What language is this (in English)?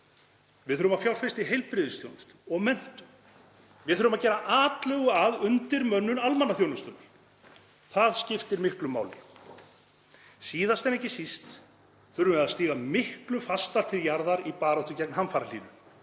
Icelandic